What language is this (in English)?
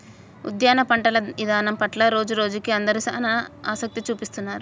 Telugu